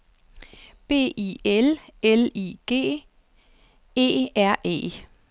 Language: Danish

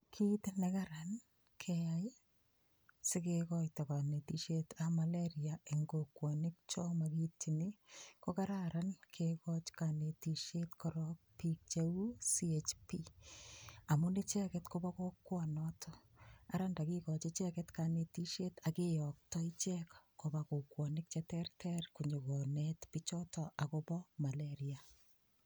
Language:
Kalenjin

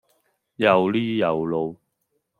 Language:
Cantonese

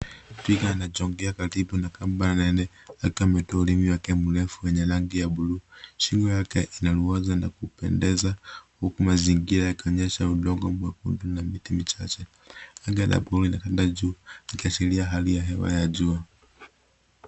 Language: Swahili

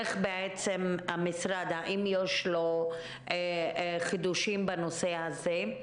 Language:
Hebrew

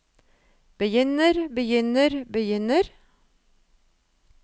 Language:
Norwegian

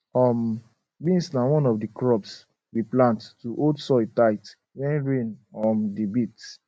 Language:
Nigerian Pidgin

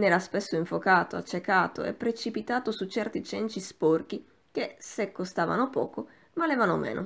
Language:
Italian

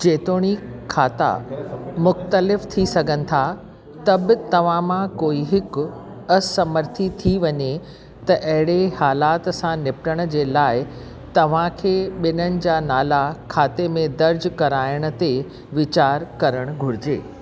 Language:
Sindhi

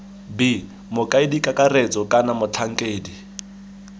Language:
Tswana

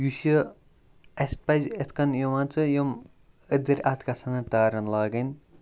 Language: Kashmiri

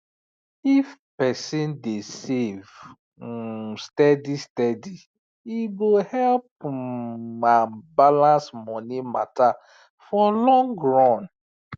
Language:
Nigerian Pidgin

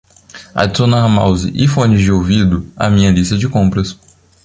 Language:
Portuguese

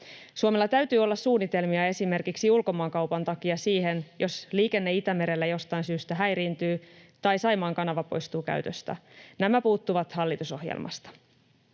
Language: Finnish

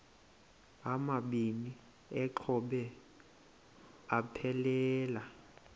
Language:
Xhosa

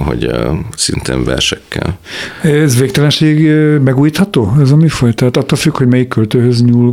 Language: Hungarian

